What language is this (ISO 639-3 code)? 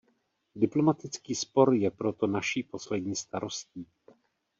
ces